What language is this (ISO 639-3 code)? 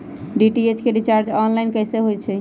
mag